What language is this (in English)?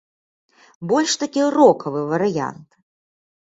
Belarusian